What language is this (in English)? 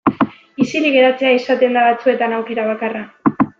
Basque